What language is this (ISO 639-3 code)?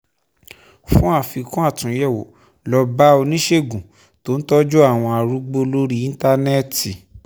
yor